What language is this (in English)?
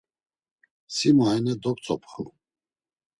Laz